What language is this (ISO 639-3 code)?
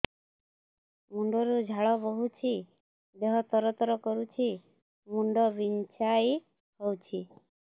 ori